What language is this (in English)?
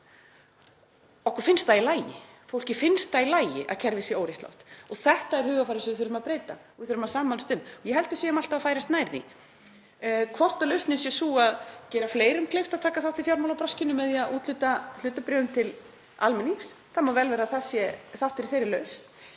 Icelandic